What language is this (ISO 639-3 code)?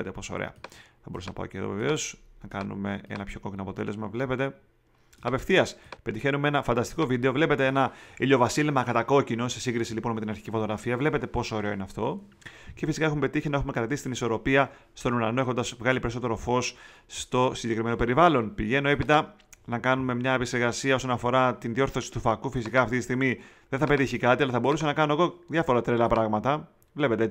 ell